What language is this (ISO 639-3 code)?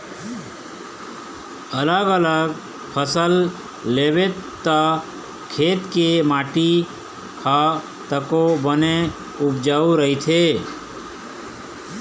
hne